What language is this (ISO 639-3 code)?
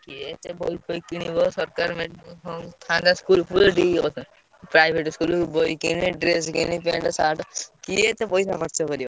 ori